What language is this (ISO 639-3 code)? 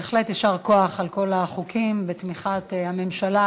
heb